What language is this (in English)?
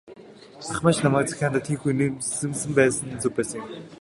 Mongolian